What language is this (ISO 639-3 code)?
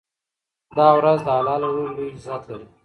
pus